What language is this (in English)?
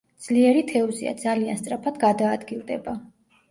Georgian